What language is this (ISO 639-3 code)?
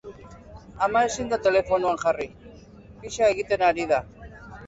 eus